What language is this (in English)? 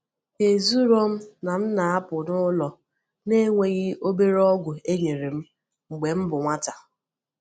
Igbo